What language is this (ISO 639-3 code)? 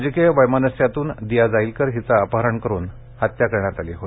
mar